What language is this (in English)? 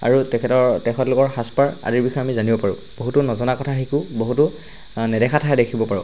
Assamese